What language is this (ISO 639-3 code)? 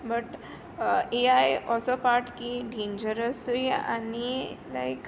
kok